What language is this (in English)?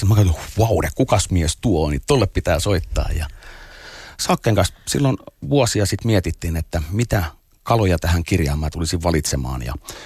Finnish